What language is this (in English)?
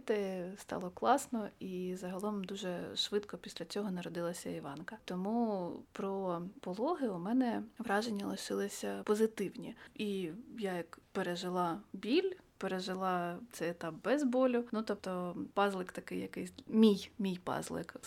Ukrainian